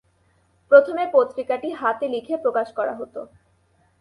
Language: Bangla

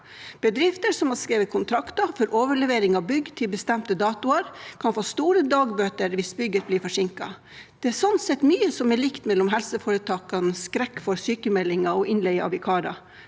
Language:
Norwegian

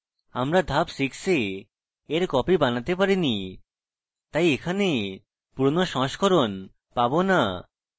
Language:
Bangla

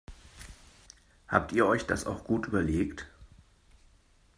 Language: German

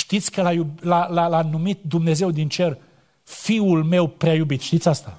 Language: Romanian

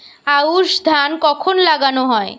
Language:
Bangla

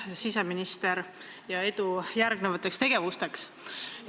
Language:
Estonian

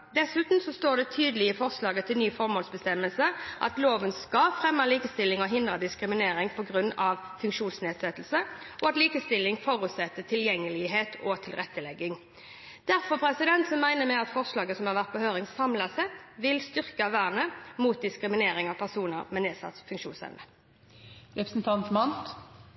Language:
Norwegian Bokmål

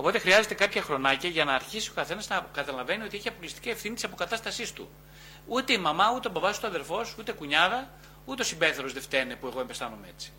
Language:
Greek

